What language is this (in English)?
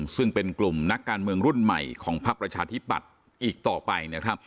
Thai